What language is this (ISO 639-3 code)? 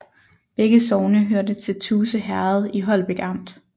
dan